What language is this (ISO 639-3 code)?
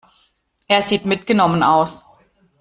deu